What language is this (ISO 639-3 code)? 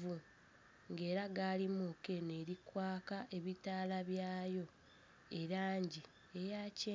xog